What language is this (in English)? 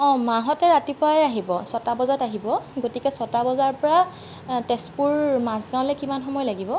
Assamese